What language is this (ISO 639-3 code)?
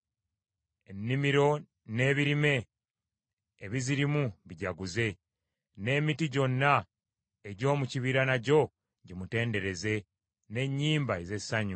lug